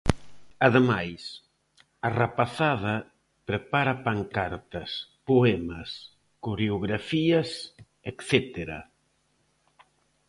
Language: Galician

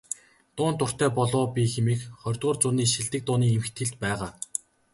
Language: Mongolian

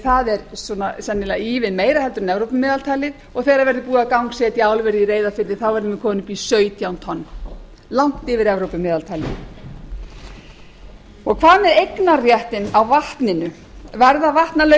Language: Icelandic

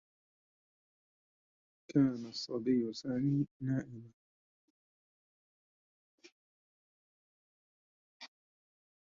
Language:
Arabic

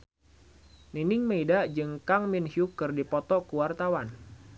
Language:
Sundanese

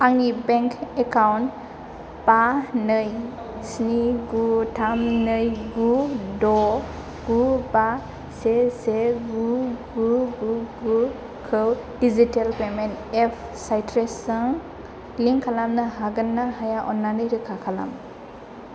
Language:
Bodo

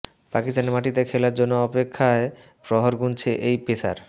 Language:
Bangla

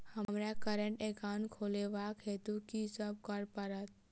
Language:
Maithili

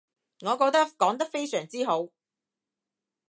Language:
Cantonese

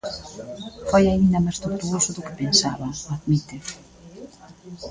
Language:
Galician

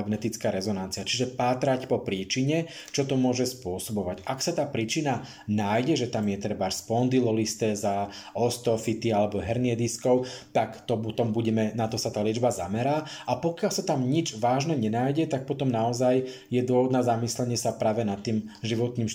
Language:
Slovak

